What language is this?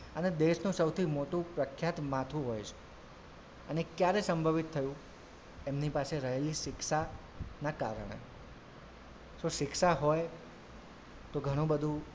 Gujarati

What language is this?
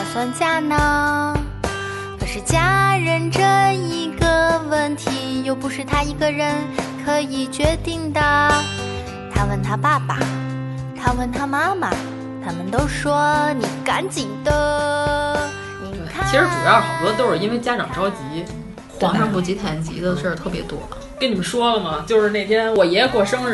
Chinese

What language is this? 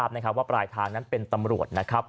Thai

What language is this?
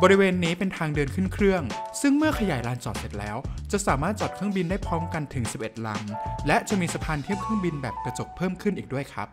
Thai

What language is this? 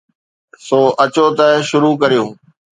Sindhi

